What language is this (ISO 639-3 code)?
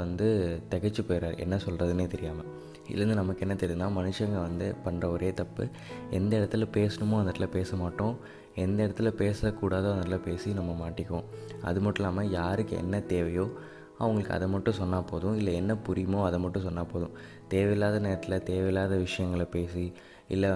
tam